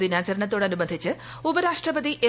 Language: Malayalam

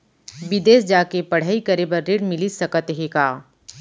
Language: Chhattisgarhi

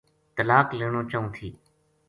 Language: Gujari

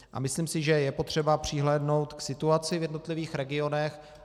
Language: Czech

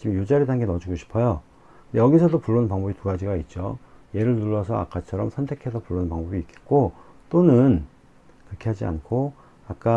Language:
Korean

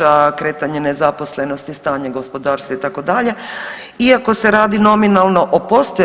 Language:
Croatian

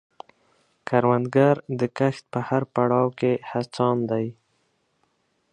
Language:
Pashto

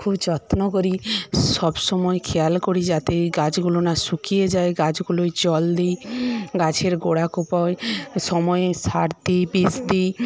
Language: Bangla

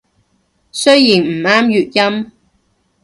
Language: Cantonese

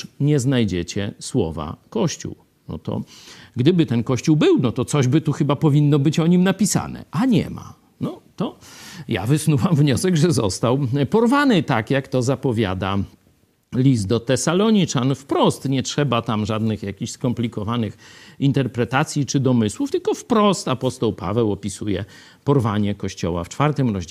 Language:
Polish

